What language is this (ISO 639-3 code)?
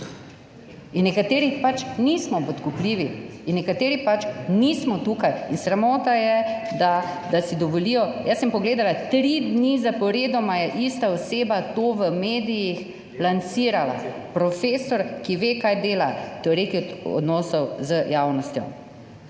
slv